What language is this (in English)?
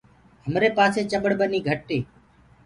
Gurgula